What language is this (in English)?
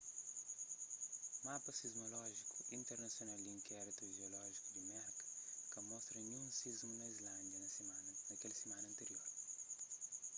Kabuverdianu